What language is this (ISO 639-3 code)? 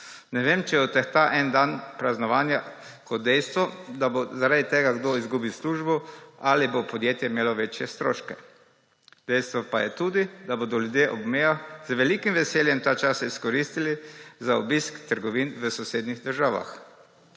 slv